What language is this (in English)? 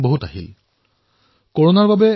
Assamese